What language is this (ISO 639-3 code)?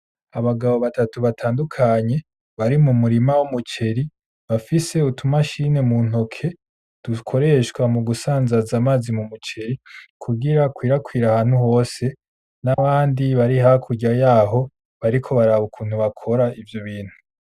run